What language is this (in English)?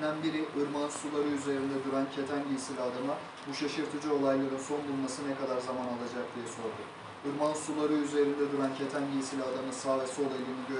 Turkish